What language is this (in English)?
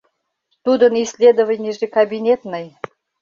Mari